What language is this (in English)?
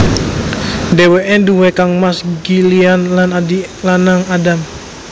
Javanese